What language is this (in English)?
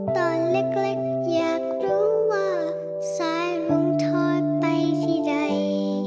Thai